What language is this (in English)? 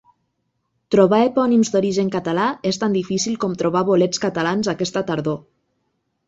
Catalan